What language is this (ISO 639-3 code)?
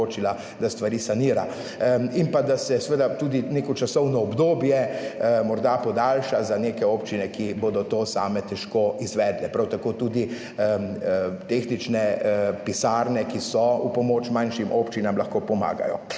slv